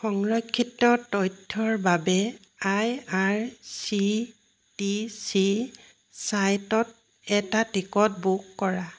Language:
Assamese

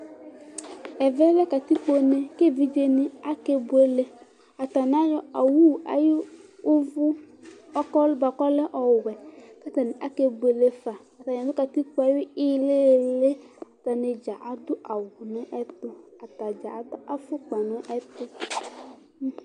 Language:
Ikposo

